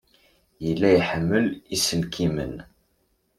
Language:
Kabyle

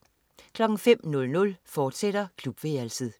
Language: Danish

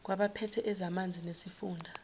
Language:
Zulu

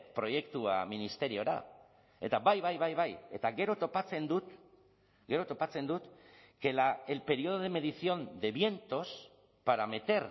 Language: Basque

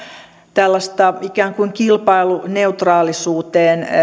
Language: Finnish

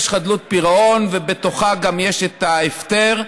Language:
Hebrew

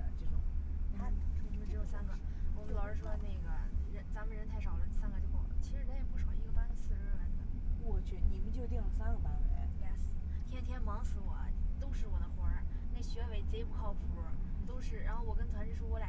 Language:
Chinese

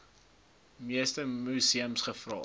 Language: Afrikaans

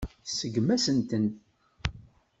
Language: Kabyle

